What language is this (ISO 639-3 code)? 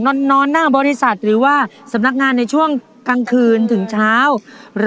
tha